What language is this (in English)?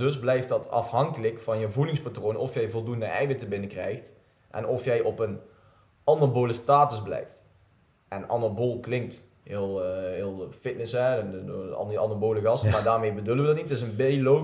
Dutch